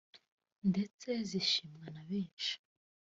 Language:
Kinyarwanda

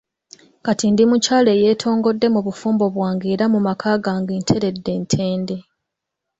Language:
Ganda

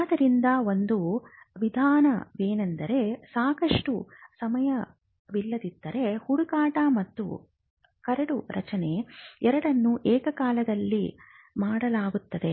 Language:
Kannada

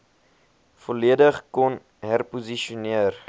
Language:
Afrikaans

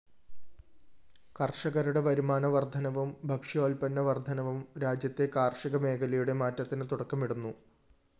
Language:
Malayalam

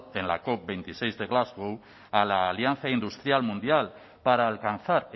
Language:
Spanish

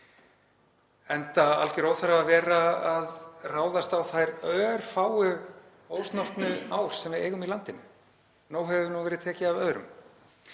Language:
Icelandic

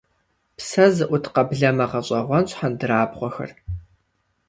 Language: Kabardian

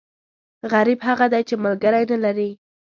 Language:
Pashto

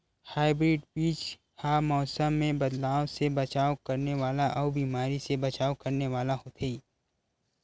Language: Chhattisgarhi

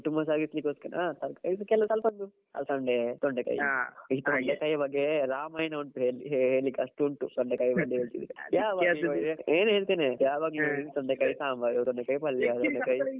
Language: Kannada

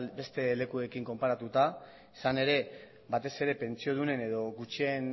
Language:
Basque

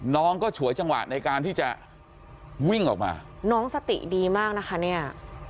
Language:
Thai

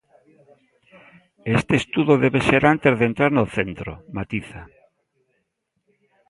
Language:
Galician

